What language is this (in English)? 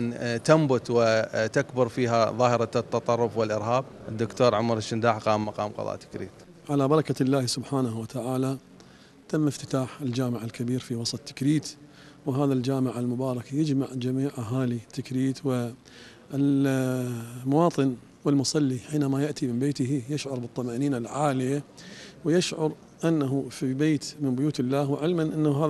Arabic